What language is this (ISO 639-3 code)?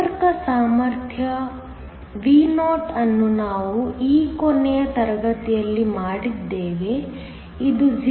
kan